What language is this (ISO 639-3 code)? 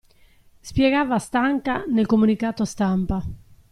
ita